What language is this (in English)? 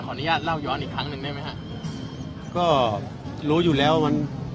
Thai